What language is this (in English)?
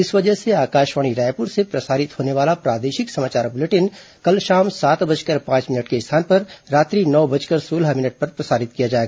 Hindi